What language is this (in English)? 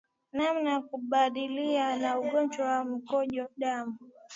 Swahili